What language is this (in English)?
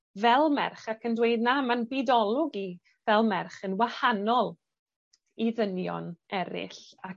Welsh